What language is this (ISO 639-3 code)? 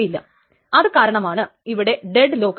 mal